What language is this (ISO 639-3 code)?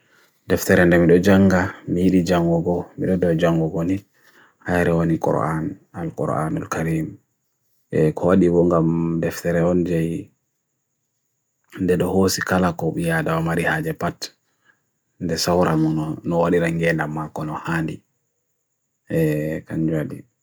fui